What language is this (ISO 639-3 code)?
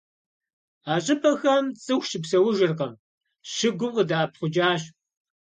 kbd